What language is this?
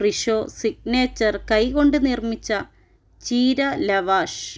Malayalam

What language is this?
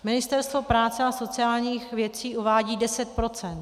Czech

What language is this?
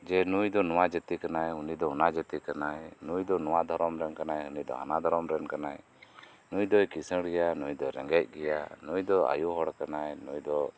Santali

